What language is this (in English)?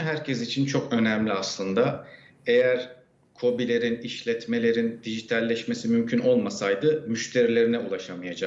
Turkish